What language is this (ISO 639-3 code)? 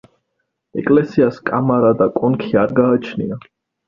kat